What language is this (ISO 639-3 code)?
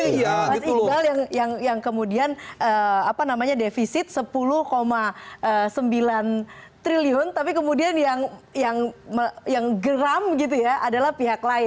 ind